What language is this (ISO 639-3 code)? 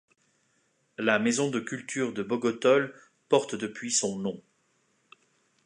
fra